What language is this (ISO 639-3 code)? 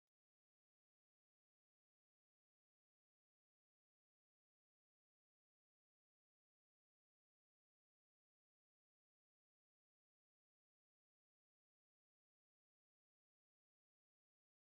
orm